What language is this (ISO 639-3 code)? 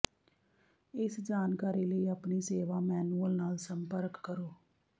pan